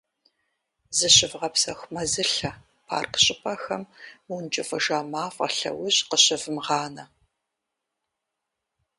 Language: Kabardian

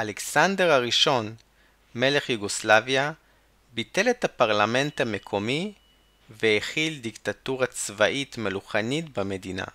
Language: Hebrew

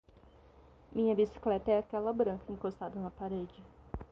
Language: Portuguese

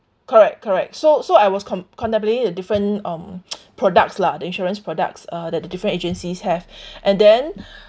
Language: English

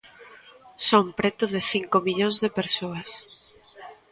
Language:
Galician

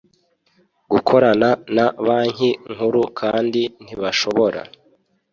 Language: Kinyarwanda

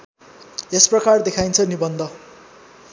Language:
Nepali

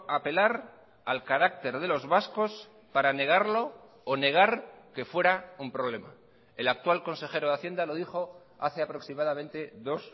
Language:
Spanish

